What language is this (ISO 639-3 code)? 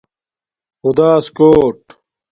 dmk